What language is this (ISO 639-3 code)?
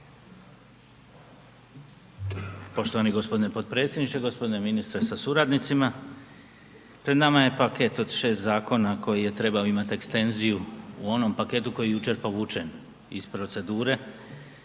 hrv